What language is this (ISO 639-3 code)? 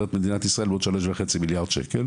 heb